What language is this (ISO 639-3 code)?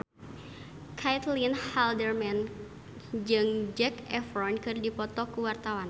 sun